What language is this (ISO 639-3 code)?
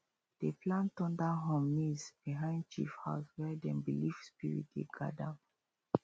pcm